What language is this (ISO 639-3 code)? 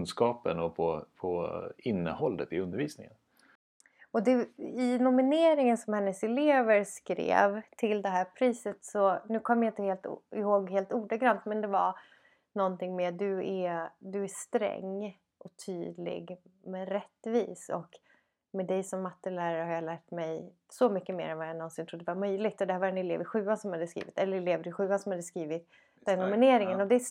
swe